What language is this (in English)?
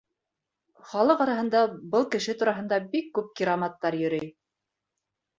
Bashkir